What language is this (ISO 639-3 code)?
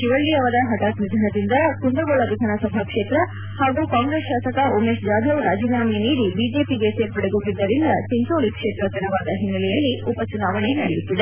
kan